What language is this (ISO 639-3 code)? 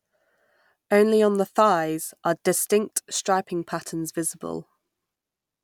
eng